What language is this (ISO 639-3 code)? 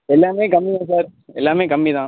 tam